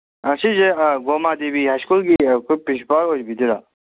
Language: Manipuri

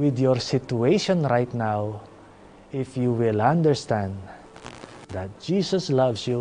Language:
Filipino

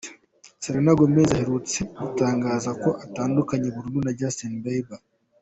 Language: Kinyarwanda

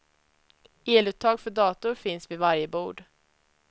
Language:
Swedish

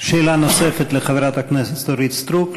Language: Hebrew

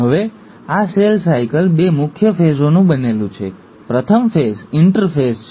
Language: Gujarati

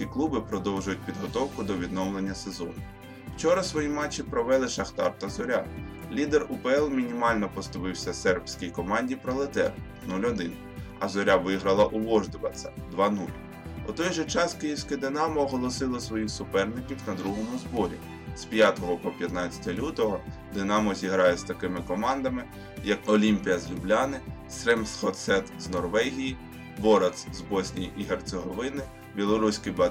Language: Ukrainian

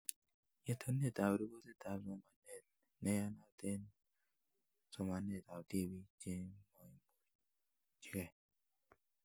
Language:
Kalenjin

